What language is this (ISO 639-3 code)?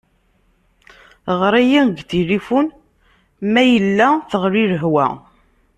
kab